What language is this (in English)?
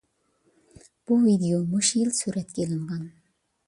Uyghur